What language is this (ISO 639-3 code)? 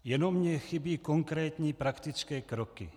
ces